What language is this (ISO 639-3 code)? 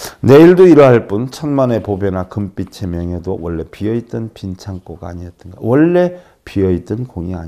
kor